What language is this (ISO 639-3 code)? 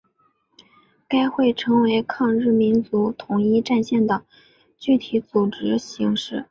zho